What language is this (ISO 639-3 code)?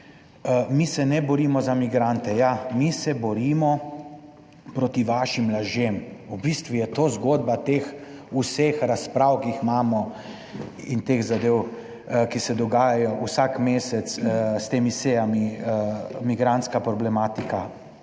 slv